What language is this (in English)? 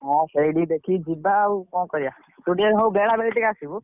Odia